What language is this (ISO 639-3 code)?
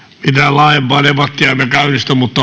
fin